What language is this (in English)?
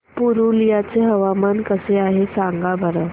Marathi